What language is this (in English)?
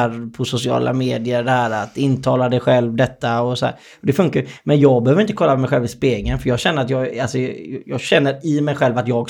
Swedish